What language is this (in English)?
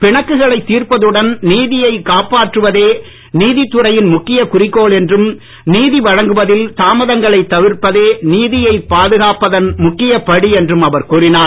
Tamil